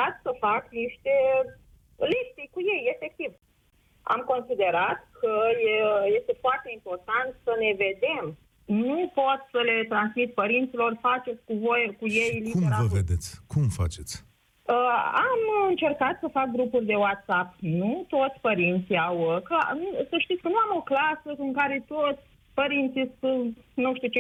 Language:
Romanian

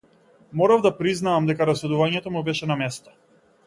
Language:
Macedonian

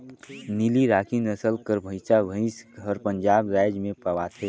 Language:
Chhattisgarhi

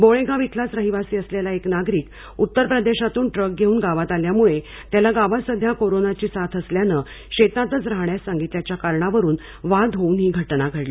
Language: Marathi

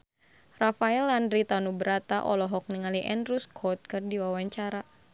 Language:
Sundanese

